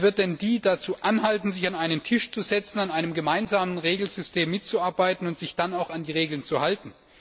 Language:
German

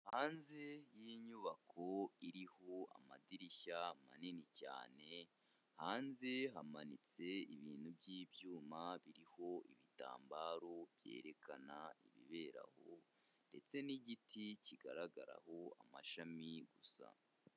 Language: Kinyarwanda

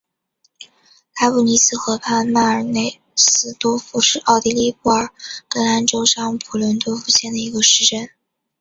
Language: Chinese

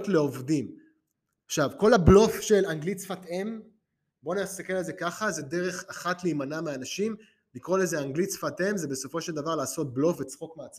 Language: Hebrew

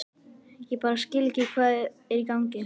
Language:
Icelandic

